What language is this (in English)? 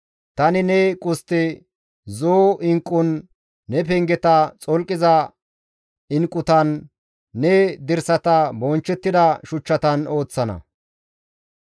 Gamo